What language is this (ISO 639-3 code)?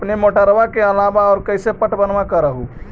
mag